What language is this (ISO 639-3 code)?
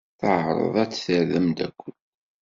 kab